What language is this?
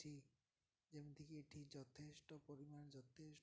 Odia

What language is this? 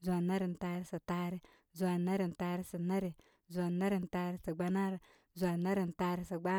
Koma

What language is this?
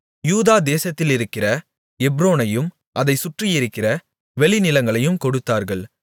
Tamil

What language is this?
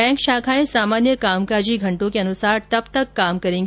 Hindi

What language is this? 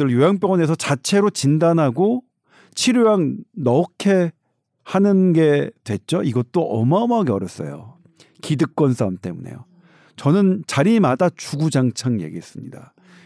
Korean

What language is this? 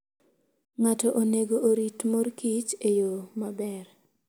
Luo (Kenya and Tanzania)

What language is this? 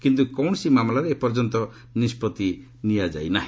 Odia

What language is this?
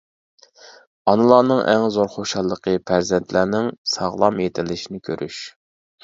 Uyghur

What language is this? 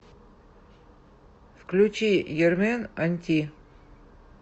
Russian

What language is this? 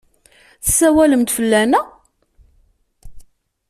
Kabyle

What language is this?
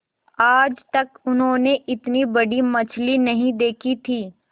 Hindi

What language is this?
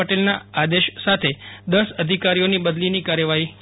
Gujarati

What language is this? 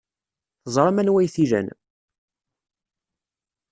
Kabyle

